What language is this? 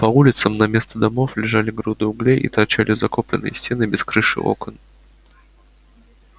Russian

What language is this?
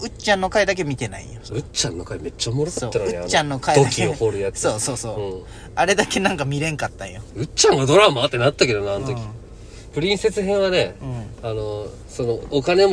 Japanese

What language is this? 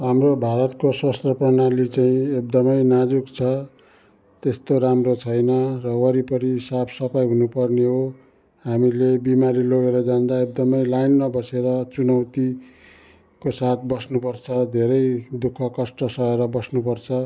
Nepali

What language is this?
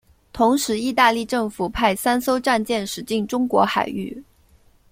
Chinese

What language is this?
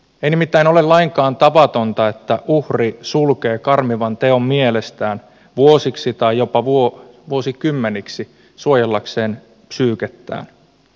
Finnish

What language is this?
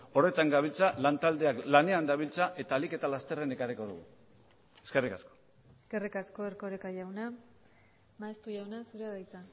Basque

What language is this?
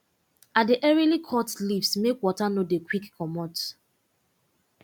Nigerian Pidgin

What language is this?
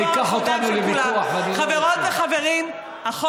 Hebrew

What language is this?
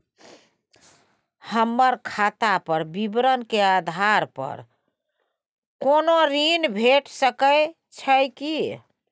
Maithili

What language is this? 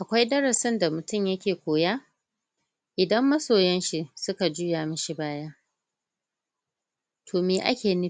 Hausa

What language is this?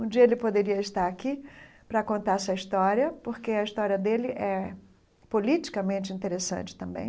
Portuguese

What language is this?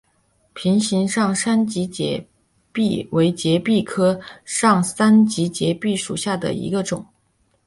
Chinese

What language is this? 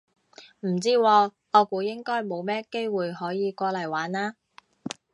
Cantonese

